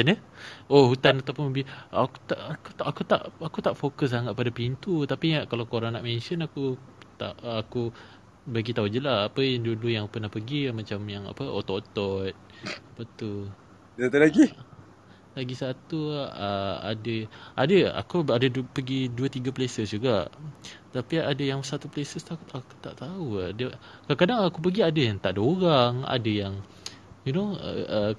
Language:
Malay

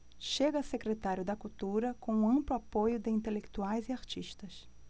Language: Portuguese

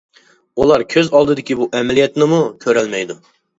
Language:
Uyghur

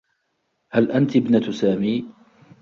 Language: Arabic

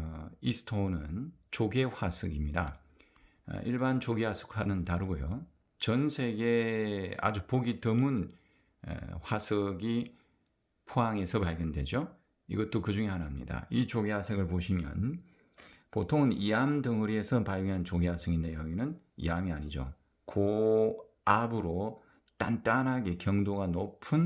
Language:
Korean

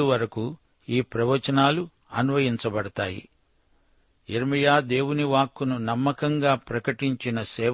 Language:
Telugu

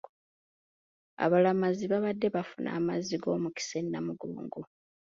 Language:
Ganda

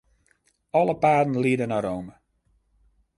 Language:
Western Frisian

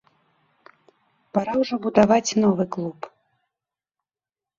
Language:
Belarusian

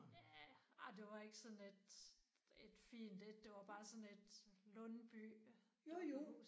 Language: Danish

